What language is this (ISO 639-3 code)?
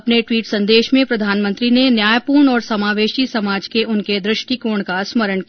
hin